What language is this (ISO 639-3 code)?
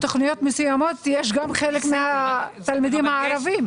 heb